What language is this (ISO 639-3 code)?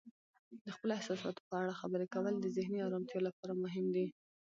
pus